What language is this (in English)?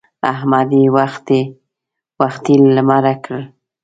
Pashto